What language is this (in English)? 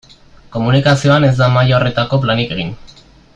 Basque